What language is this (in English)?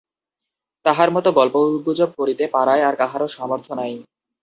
Bangla